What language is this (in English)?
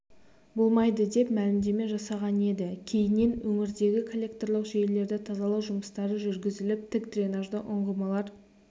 Kazakh